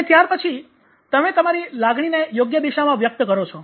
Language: Gujarati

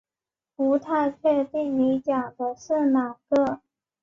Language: Chinese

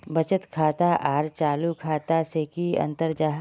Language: Magahi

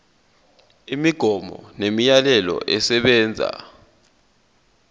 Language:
Zulu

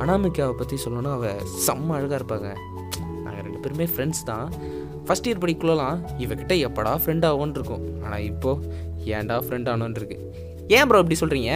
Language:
Tamil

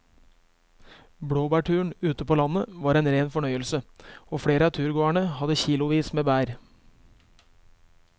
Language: Norwegian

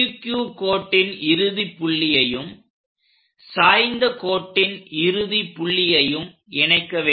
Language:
Tamil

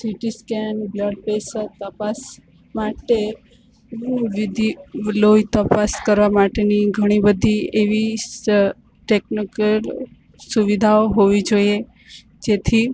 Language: Gujarati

